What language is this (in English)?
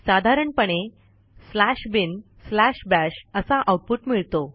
Marathi